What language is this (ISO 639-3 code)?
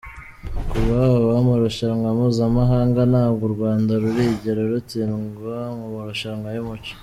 kin